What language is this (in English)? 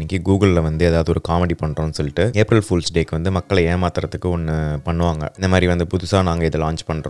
Tamil